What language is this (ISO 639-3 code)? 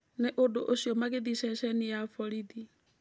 kik